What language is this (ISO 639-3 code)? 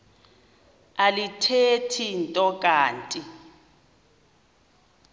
xho